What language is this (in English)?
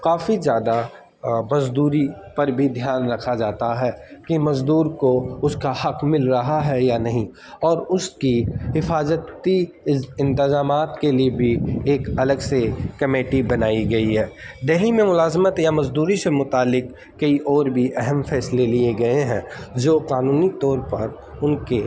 Urdu